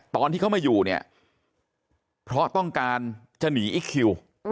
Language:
Thai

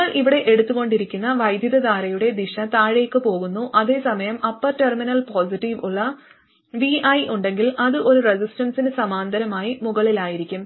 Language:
Malayalam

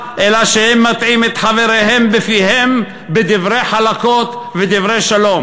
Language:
Hebrew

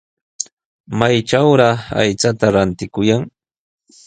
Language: Sihuas Ancash Quechua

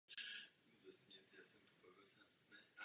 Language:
Czech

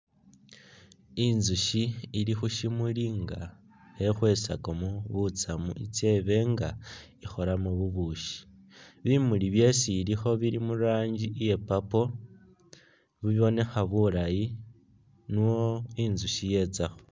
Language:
Masaaba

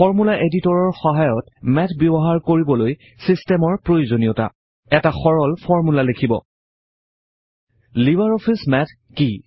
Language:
Assamese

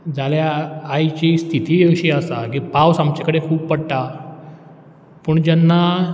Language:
Konkani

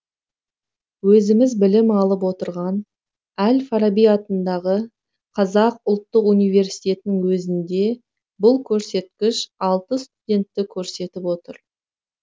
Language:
Kazakh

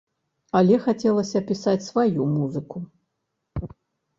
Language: Belarusian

